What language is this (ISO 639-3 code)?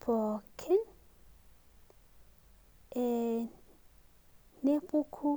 mas